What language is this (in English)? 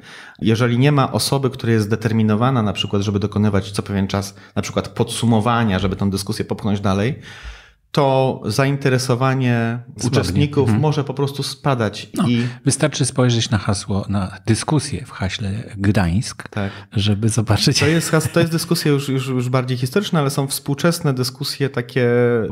Polish